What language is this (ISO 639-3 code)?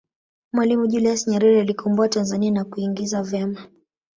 swa